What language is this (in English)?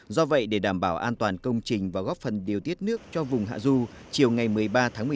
Vietnamese